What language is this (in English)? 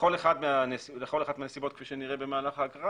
Hebrew